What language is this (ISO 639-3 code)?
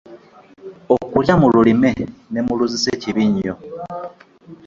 lug